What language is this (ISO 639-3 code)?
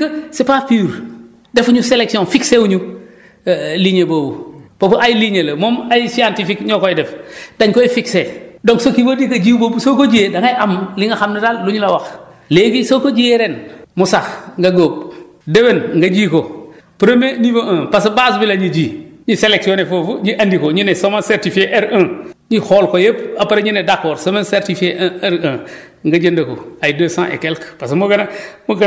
wol